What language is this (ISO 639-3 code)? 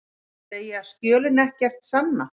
isl